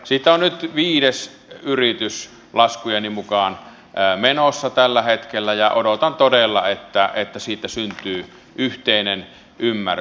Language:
Finnish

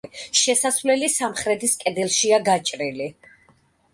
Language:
Georgian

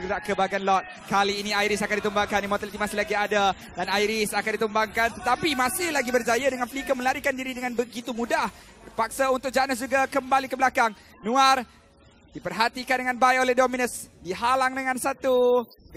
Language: Malay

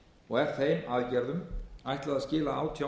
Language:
Icelandic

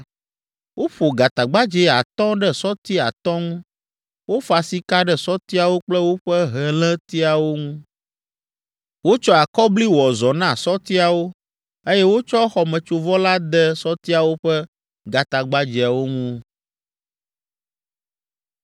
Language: Ewe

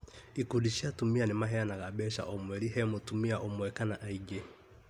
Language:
Kikuyu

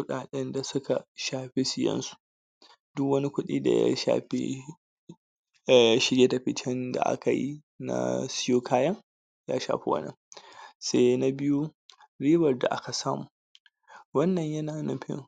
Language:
Hausa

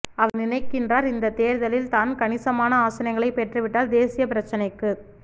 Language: Tamil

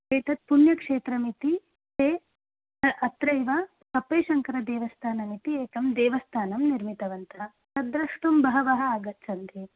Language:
Sanskrit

